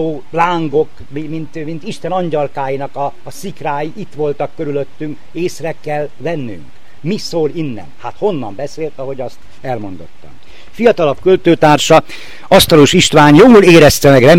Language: Hungarian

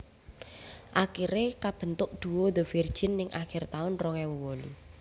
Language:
Javanese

